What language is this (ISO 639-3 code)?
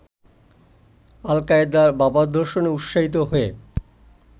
ben